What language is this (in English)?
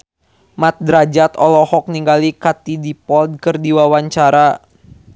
Sundanese